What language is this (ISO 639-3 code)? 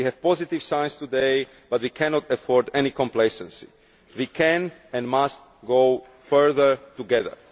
eng